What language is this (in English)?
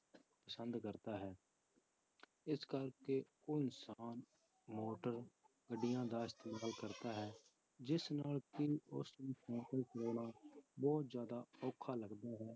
Punjabi